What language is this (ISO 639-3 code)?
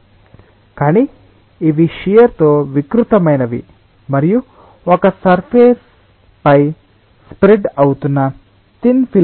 tel